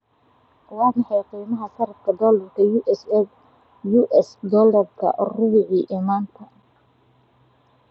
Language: Somali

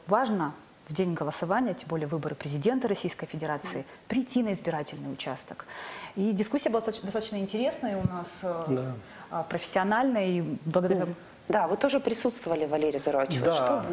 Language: Russian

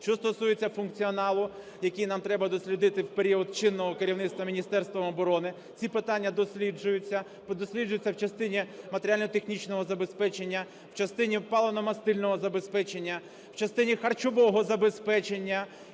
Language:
Ukrainian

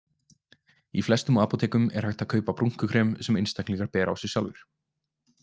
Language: Icelandic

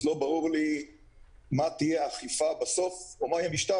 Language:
Hebrew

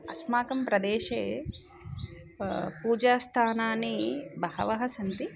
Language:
Sanskrit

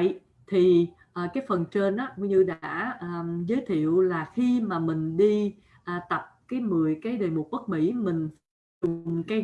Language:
Vietnamese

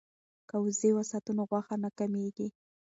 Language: Pashto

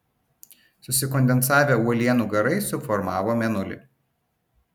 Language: Lithuanian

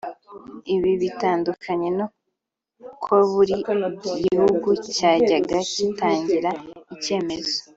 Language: Kinyarwanda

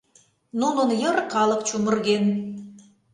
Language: Mari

